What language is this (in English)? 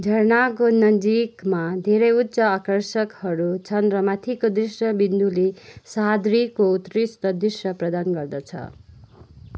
Nepali